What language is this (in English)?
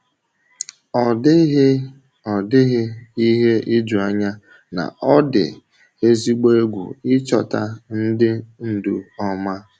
Igbo